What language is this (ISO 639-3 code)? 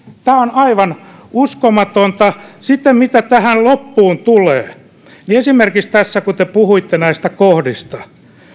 fin